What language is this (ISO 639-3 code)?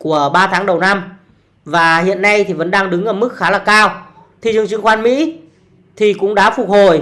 vie